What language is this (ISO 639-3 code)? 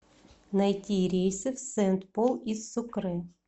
rus